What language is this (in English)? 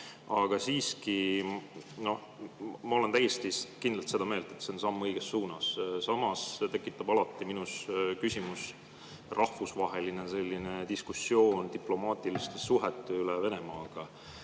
Estonian